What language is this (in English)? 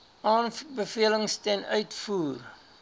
Afrikaans